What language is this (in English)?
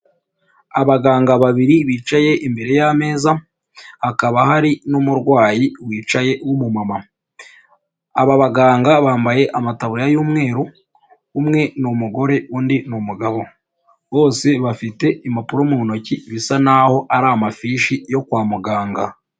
Kinyarwanda